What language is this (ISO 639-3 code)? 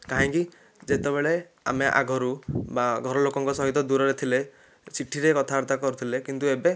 ori